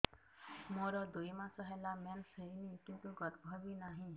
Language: Odia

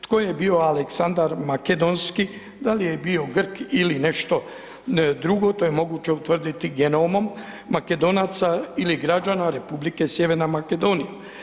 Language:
Croatian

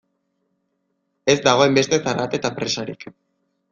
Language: Basque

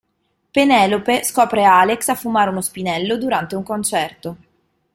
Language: Italian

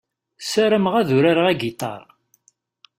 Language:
Kabyle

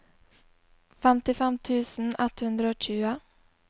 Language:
Norwegian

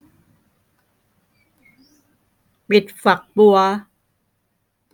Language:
Thai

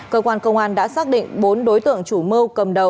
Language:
Vietnamese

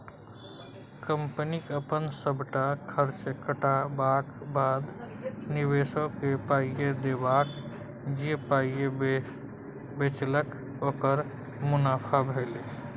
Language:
Maithili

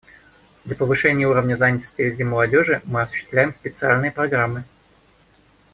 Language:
Russian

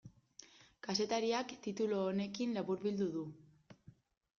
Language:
Basque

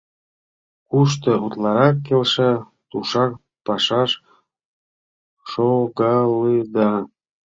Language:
Mari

